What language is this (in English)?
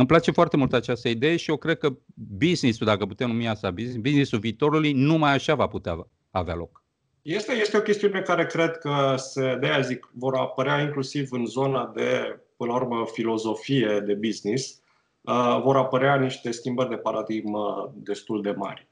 Romanian